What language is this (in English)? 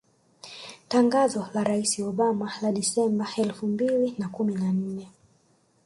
Swahili